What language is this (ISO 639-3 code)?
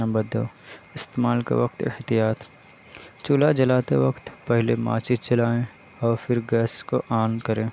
urd